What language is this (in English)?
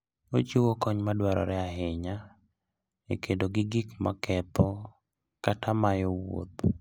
Luo (Kenya and Tanzania)